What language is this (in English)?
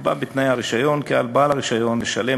Hebrew